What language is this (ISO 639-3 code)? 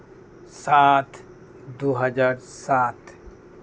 sat